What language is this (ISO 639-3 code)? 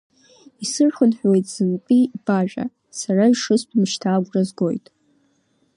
abk